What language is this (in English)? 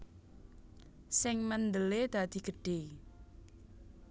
Javanese